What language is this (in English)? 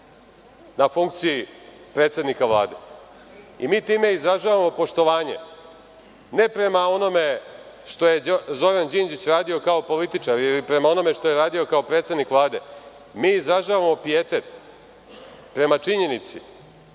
Serbian